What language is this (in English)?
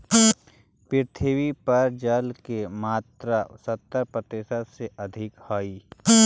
Magahi